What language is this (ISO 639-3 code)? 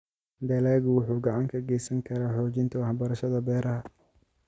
som